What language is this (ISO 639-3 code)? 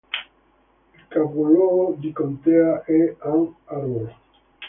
ita